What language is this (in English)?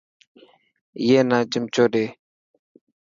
Dhatki